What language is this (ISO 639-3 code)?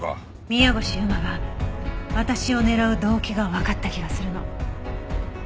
jpn